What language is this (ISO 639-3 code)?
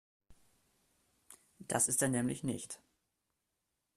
deu